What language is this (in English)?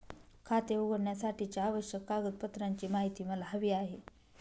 Marathi